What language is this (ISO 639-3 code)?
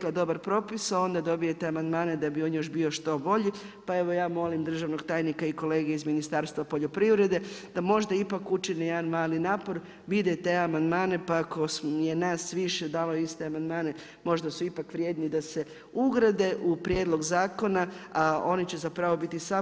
hrv